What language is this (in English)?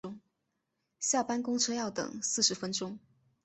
Chinese